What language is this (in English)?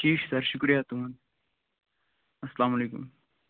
Kashmiri